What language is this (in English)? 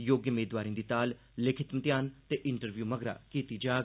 Dogri